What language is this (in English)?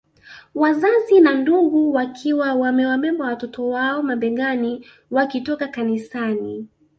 Swahili